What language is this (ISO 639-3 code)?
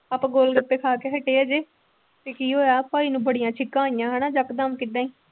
pan